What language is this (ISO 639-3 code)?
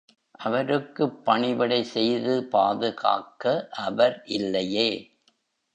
tam